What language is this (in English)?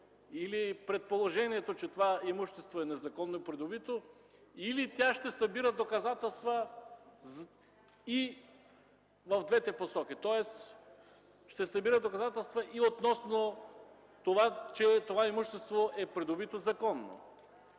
Bulgarian